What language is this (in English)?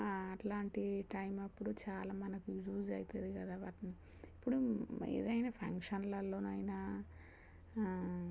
Telugu